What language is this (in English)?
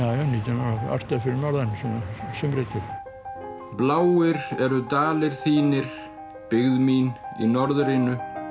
Icelandic